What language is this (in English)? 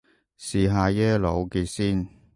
Cantonese